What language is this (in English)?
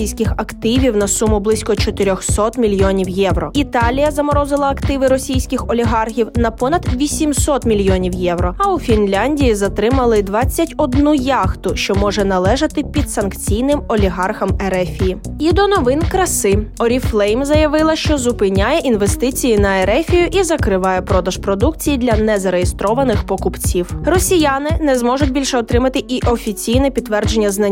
Ukrainian